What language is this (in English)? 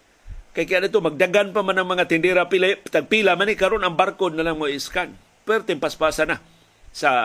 Filipino